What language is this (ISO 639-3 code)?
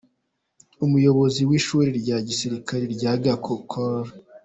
kin